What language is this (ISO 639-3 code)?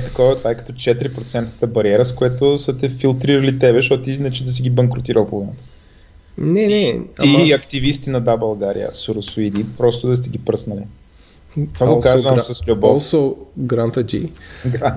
bul